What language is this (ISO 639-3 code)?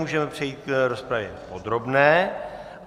ces